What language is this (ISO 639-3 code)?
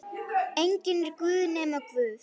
isl